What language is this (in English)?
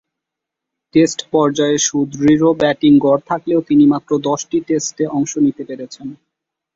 Bangla